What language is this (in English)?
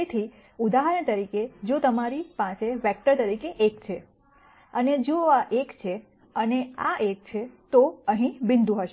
Gujarati